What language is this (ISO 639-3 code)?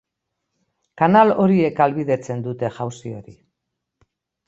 eus